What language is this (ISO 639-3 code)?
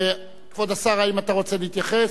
heb